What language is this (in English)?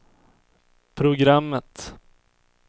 Swedish